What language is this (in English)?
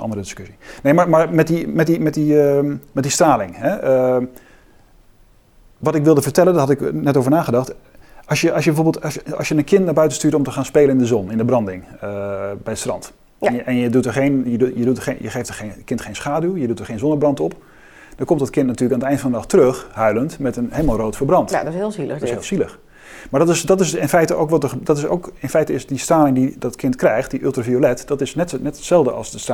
Dutch